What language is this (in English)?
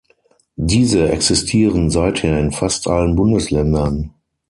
German